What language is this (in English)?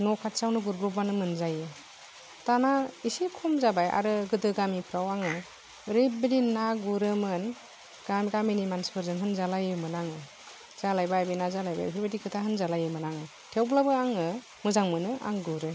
Bodo